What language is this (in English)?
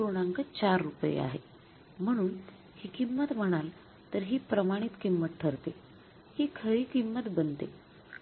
Marathi